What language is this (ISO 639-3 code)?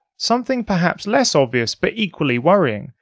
eng